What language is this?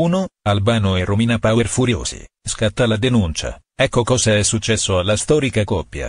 Italian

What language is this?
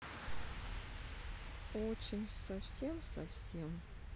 Russian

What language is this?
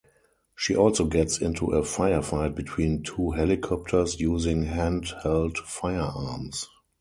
English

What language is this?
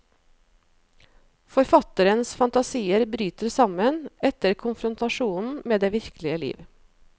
Norwegian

